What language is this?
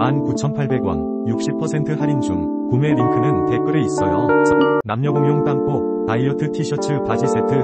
Korean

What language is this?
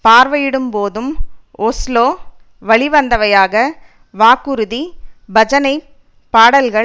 Tamil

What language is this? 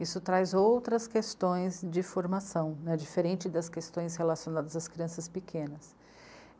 Portuguese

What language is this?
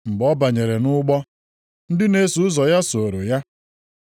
Igbo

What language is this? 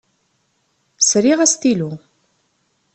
Kabyle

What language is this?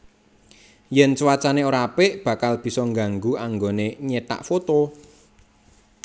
Javanese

